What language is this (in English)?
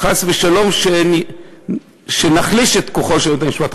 Hebrew